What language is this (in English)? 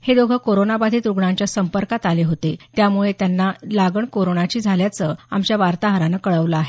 Marathi